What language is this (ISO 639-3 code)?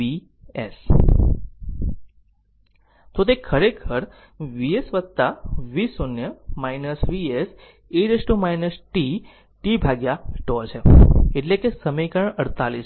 guj